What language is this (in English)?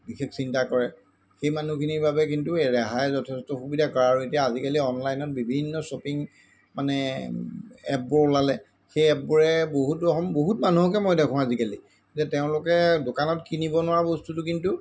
Assamese